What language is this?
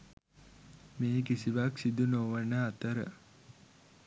Sinhala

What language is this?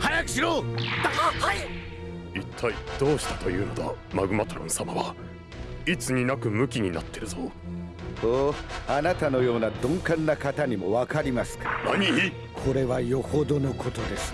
Japanese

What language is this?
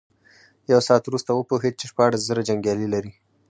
Pashto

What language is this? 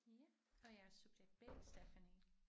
Danish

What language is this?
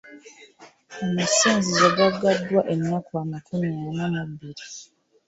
Ganda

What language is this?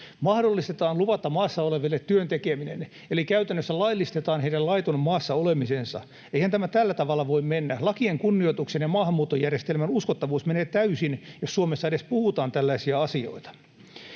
Finnish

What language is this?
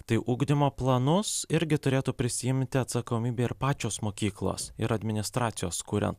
Lithuanian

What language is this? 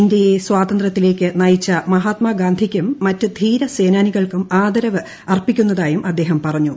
Malayalam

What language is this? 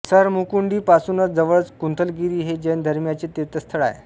Marathi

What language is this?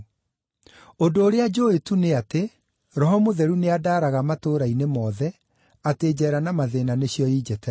Kikuyu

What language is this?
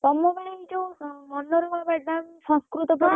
Odia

